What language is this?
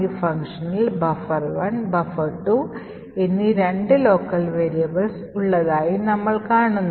Malayalam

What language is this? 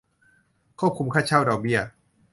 Thai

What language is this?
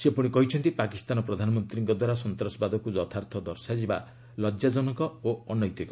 Odia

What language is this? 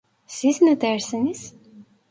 Turkish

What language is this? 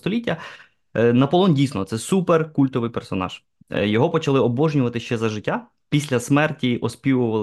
Ukrainian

